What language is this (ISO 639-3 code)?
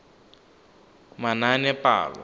tsn